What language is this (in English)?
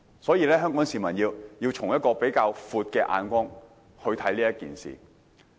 Cantonese